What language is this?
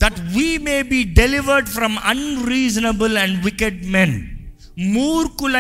Telugu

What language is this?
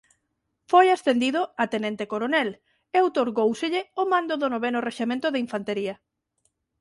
Galician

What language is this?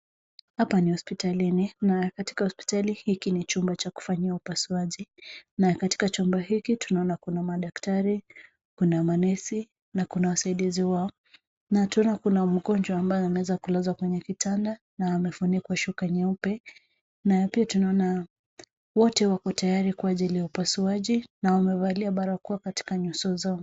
Swahili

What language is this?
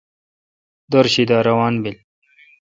Kalkoti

